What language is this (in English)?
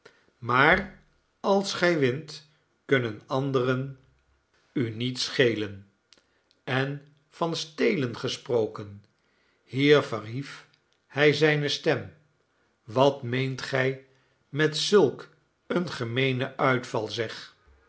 Dutch